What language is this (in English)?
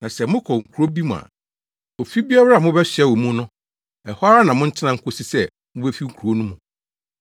Akan